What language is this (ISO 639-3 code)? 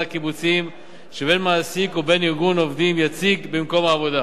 heb